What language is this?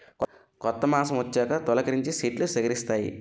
Telugu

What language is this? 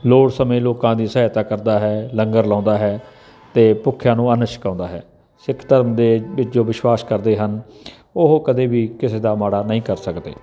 Punjabi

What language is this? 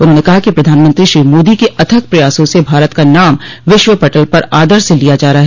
Hindi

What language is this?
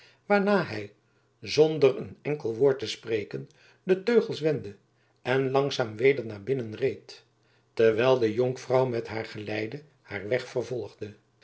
Dutch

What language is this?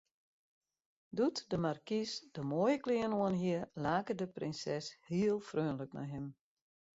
Western Frisian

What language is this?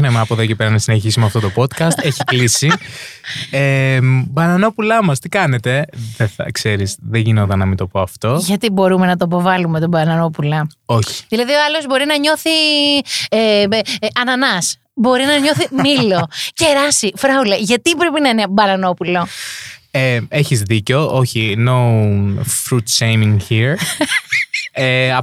Greek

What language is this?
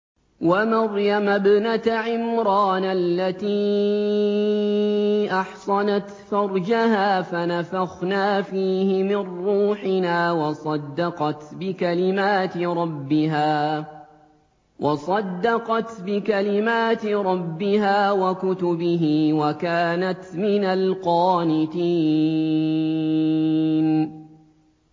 Arabic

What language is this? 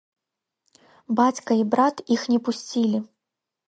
Belarusian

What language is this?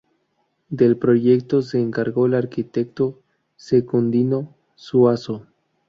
Spanish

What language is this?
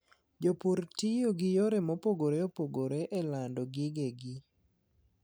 Luo (Kenya and Tanzania)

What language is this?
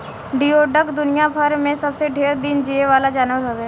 Bhojpuri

